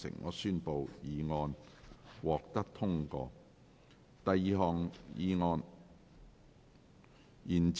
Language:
Cantonese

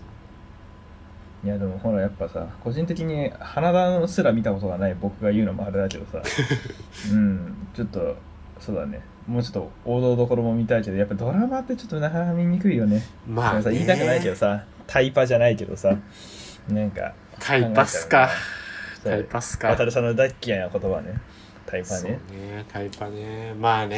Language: Japanese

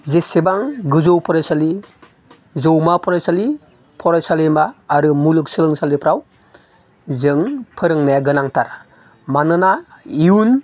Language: Bodo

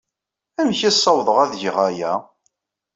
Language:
Kabyle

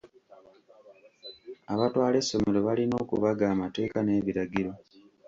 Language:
Ganda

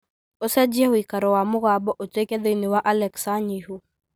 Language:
Kikuyu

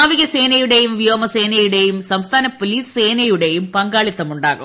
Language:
Malayalam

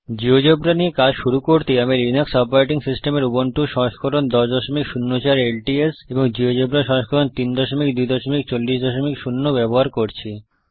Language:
Bangla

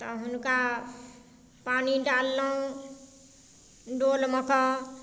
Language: Maithili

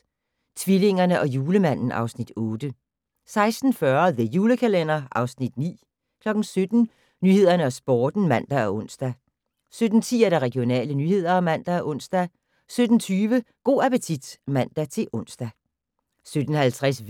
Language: Danish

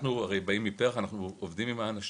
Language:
Hebrew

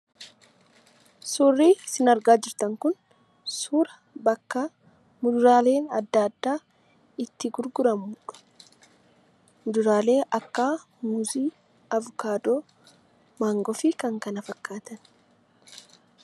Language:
Oromo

